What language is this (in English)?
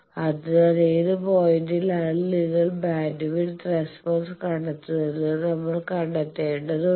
Malayalam